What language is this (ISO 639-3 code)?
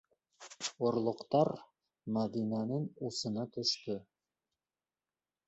bak